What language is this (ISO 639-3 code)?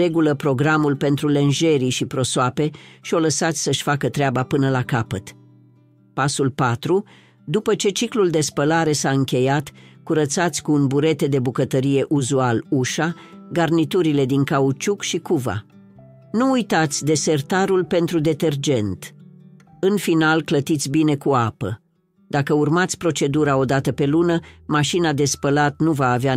ron